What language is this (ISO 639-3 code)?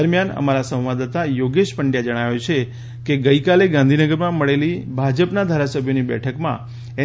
guj